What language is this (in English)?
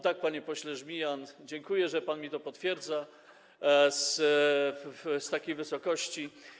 Polish